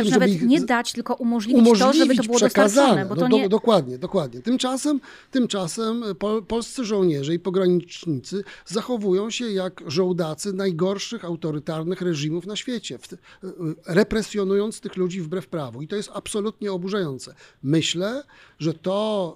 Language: Polish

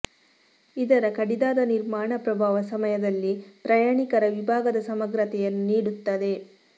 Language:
Kannada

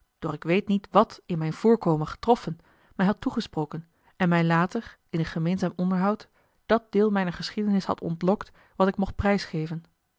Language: Dutch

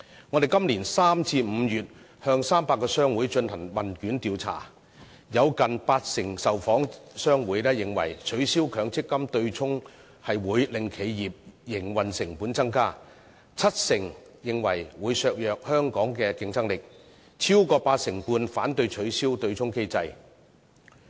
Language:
Cantonese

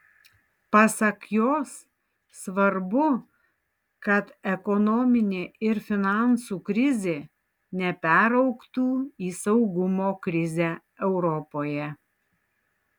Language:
Lithuanian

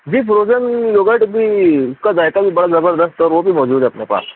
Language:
Urdu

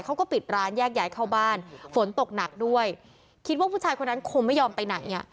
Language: Thai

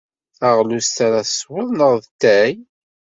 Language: Kabyle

